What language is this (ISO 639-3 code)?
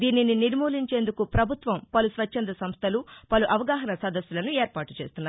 tel